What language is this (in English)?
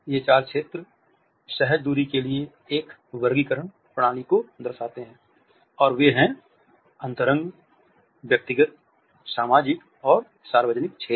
Hindi